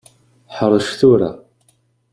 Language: Kabyle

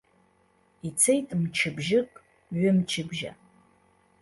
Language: Abkhazian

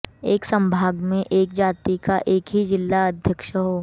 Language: Hindi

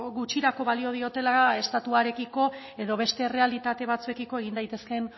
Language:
Basque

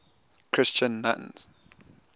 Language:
English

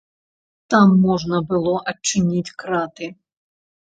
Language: Belarusian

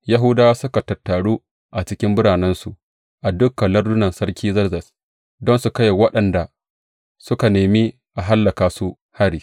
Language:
Hausa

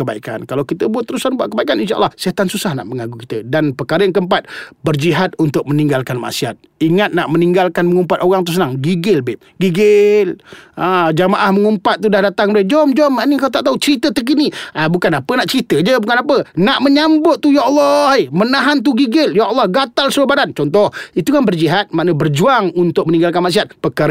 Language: Malay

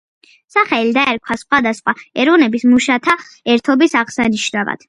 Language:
Georgian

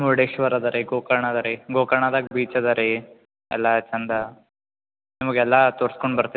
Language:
Kannada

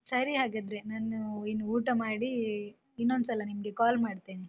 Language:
Kannada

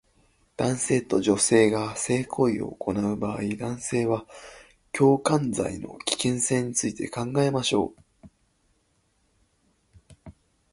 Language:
Japanese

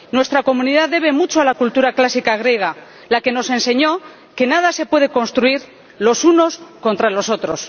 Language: Spanish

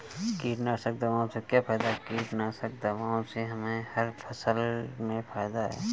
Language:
Hindi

